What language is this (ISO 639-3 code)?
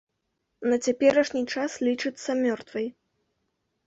bel